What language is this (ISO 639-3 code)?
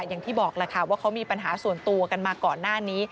tha